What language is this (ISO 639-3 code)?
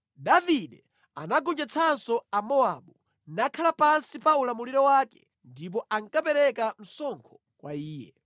nya